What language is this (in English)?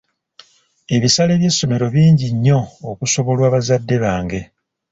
Ganda